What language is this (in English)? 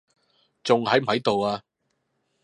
Cantonese